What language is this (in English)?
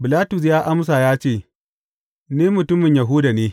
Hausa